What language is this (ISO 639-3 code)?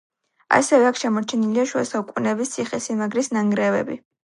kat